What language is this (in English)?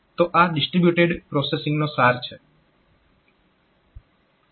Gujarati